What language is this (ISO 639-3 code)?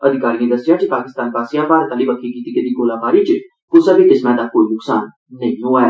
doi